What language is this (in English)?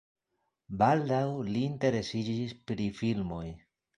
Esperanto